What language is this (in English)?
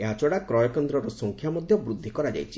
Odia